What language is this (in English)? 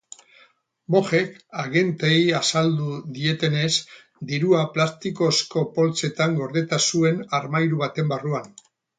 Basque